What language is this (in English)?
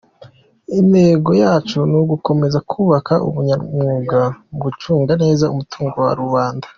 Kinyarwanda